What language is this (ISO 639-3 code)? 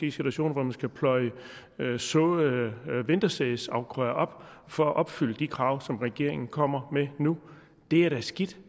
dan